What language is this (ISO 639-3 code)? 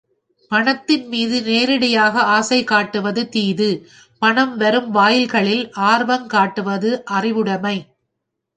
tam